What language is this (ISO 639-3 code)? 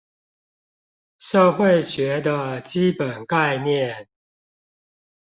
zho